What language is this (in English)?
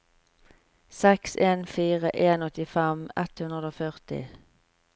Norwegian